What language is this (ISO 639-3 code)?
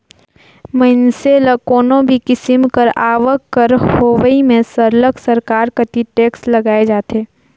hne